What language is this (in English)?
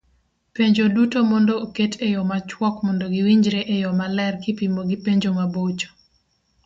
Luo (Kenya and Tanzania)